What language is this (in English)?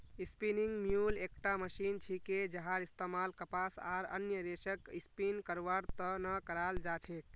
Magahi